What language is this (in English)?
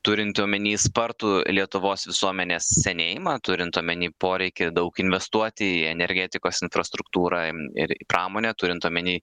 Lithuanian